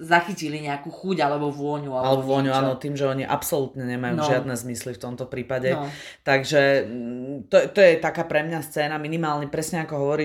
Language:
Slovak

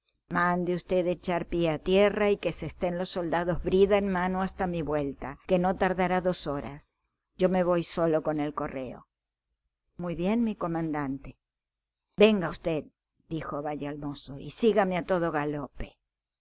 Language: Spanish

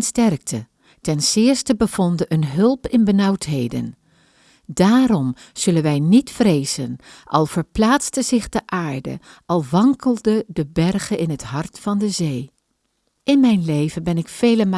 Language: Dutch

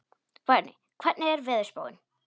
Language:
Icelandic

